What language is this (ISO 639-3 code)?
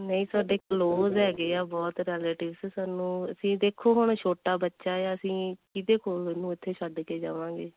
pan